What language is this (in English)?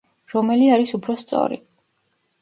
Georgian